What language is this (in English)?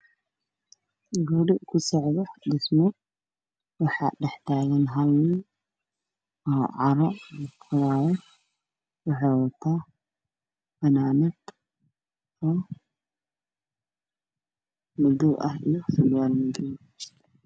Somali